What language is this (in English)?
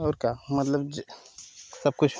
Hindi